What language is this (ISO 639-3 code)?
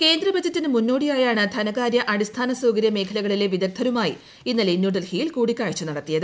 mal